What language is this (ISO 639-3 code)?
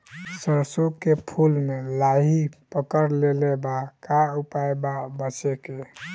bho